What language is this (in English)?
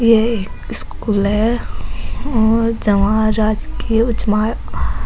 Rajasthani